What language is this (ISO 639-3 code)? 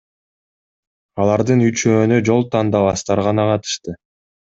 kir